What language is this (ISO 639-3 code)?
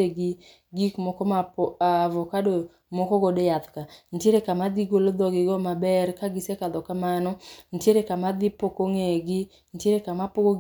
luo